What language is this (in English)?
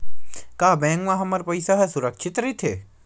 Chhattisgarhi